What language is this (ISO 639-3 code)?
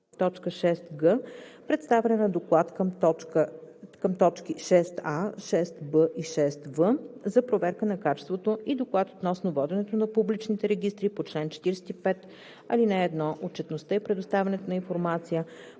bul